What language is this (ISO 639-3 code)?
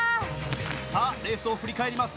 jpn